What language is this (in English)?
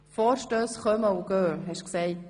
Swiss German